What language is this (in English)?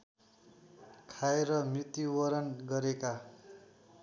Nepali